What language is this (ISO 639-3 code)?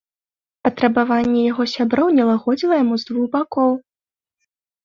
bel